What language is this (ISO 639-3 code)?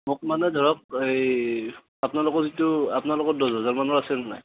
asm